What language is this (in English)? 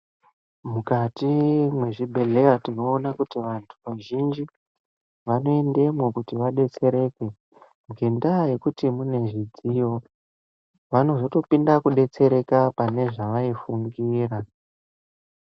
Ndau